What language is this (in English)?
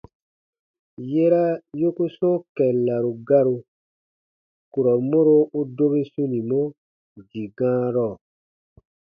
Baatonum